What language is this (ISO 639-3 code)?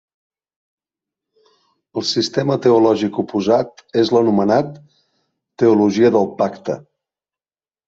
cat